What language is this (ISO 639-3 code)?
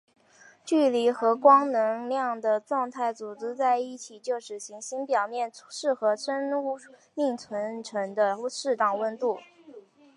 zho